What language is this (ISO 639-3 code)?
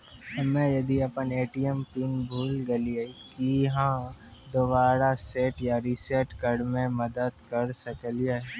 mai